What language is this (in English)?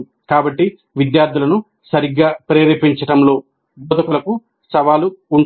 Telugu